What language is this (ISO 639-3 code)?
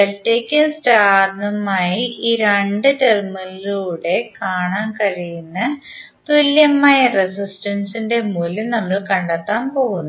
mal